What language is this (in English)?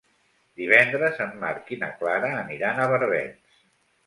Catalan